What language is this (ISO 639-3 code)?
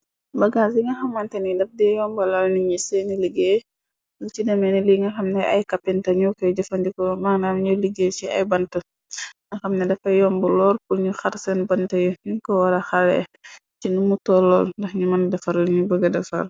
wol